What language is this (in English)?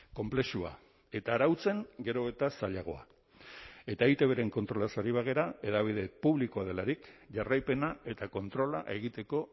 Basque